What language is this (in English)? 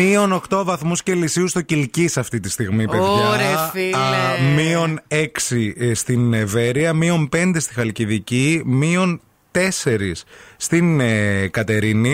Greek